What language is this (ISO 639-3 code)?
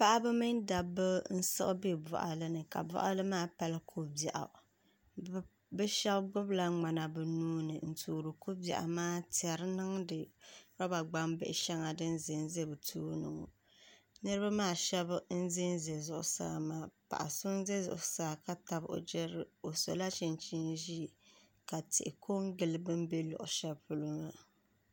dag